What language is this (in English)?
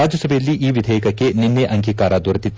Kannada